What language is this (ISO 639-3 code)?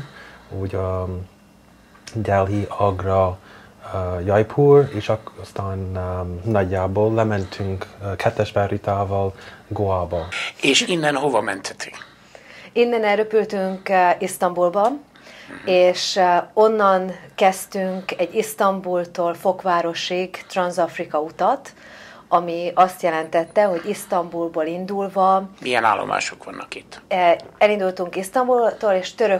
hun